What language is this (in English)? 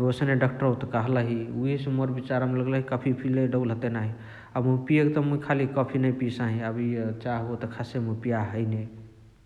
Chitwania Tharu